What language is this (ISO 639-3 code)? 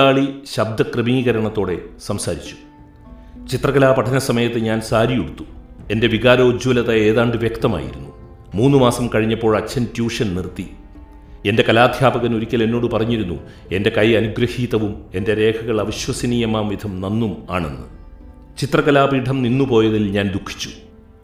mal